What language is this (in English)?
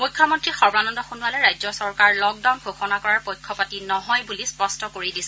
Assamese